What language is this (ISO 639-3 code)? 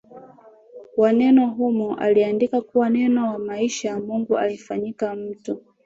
swa